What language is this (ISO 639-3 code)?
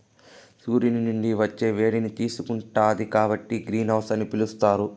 tel